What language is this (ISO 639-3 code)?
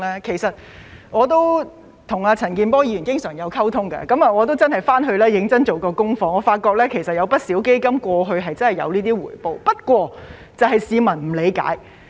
yue